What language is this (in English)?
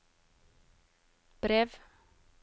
Norwegian